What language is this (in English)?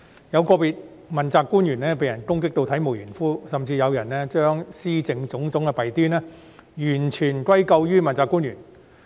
Cantonese